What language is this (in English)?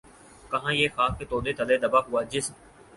Urdu